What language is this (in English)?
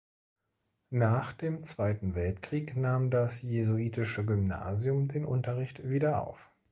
German